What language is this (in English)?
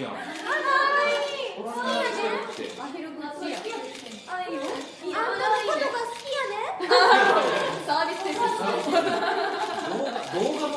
Japanese